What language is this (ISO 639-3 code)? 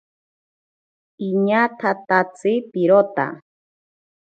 prq